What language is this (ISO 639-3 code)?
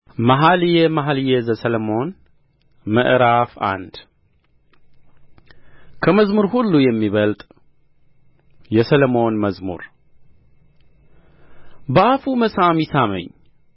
amh